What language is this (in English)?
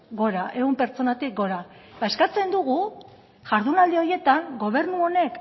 Basque